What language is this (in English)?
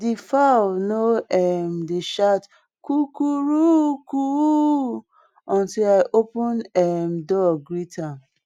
Nigerian Pidgin